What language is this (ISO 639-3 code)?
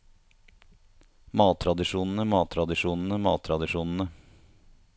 nor